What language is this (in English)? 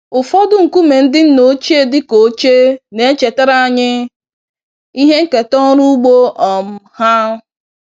Igbo